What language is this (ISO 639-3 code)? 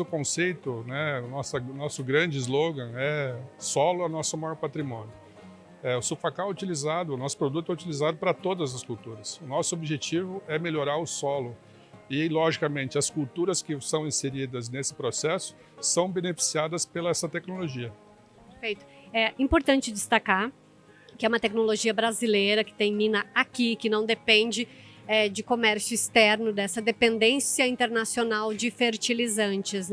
por